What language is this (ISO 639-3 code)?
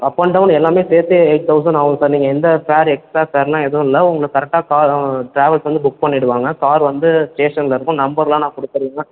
tam